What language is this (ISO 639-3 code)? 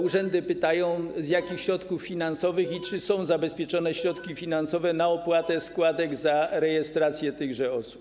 pol